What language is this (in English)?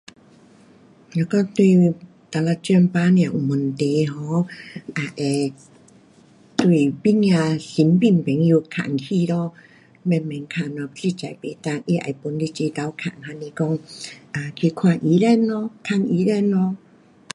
Pu-Xian Chinese